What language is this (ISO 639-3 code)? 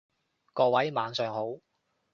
yue